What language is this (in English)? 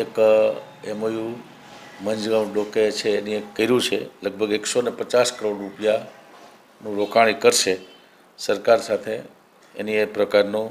Gujarati